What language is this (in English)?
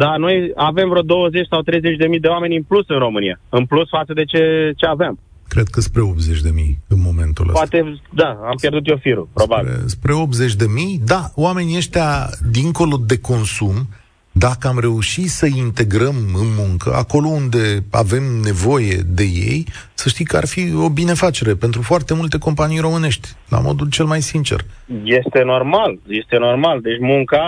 Romanian